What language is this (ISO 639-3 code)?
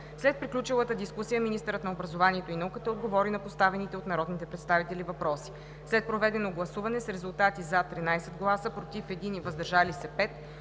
bul